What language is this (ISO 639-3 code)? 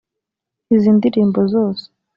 kin